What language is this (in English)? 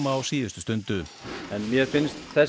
Icelandic